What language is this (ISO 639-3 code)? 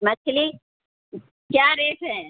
urd